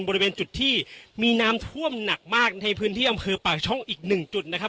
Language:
Thai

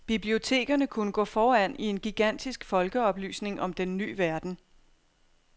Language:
Danish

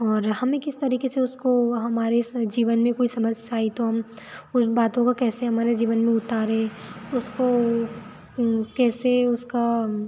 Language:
Hindi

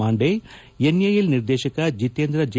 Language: Kannada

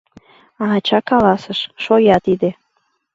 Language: Mari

